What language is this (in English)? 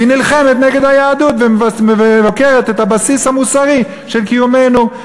Hebrew